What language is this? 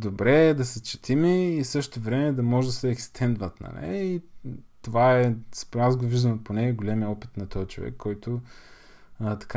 Bulgarian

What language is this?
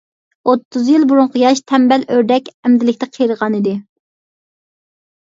Uyghur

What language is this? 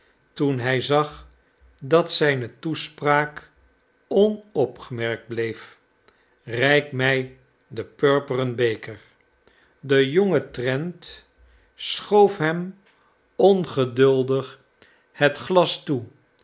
Dutch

